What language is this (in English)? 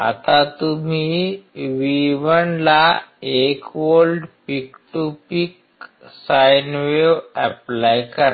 Marathi